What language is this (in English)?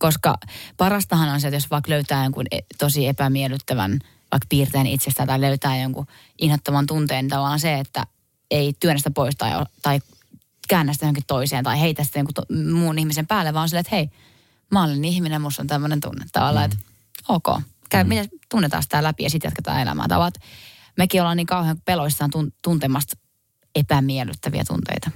Finnish